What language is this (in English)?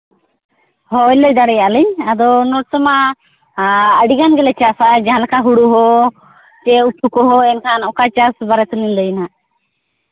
Santali